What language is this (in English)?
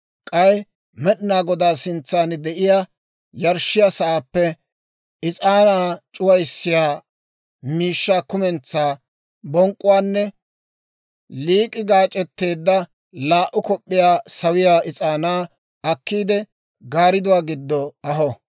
Dawro